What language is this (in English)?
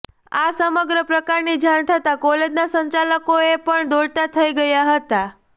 Gujarati